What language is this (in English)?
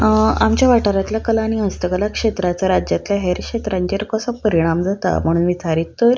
Konkani